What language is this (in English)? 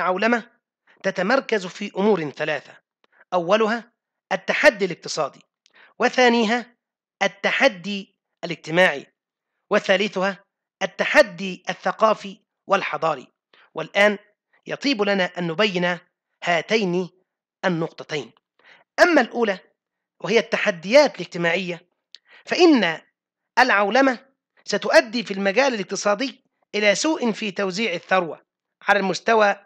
Arabic